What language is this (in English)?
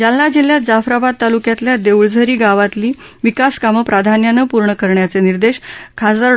Marathi